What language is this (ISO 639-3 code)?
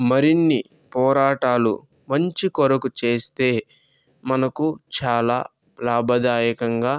tel